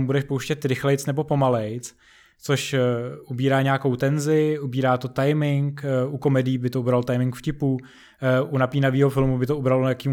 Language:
Czech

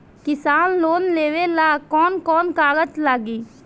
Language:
Bhojpuri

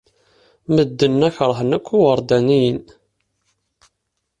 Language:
Kabyle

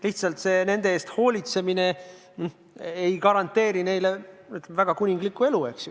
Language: Estonian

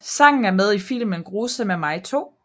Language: Danish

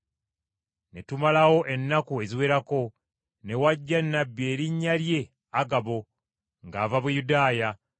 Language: Ganda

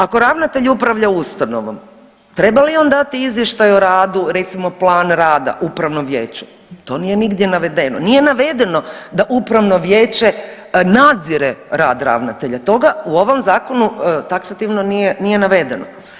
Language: Croatian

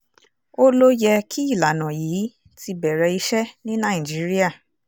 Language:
Yoruba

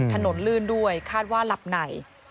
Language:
Thai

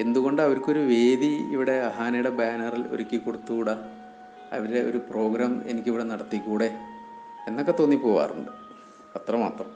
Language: Malayalam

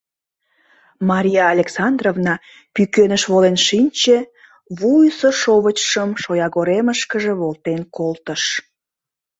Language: Mari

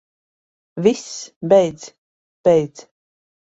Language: Latvian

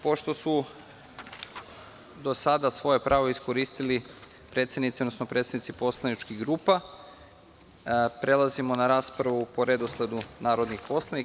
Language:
Serbian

